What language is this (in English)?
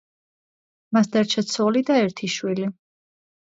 Georgian